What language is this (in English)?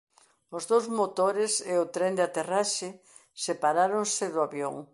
Galician